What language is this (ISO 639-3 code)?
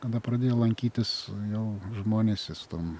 lit